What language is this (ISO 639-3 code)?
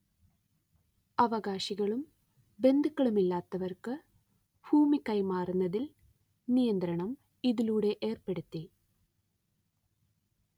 mal